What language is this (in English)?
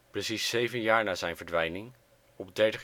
Dutch